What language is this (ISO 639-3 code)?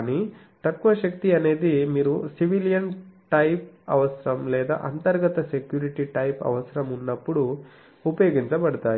tel